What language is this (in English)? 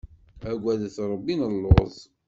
Kabyle